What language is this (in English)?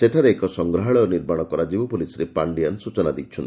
Odia